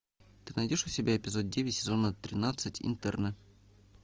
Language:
Russian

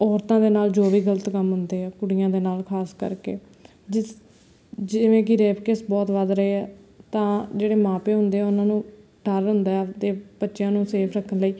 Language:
Punjabi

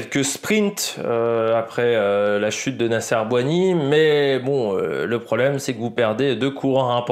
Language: French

